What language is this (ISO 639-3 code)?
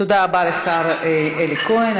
heb